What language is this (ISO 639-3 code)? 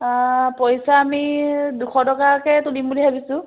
asm